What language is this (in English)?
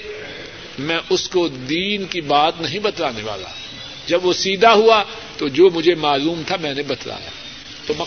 Urdu